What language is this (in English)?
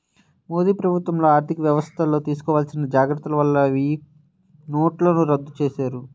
Telugu